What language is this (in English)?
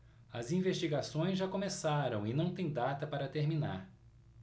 Portuguese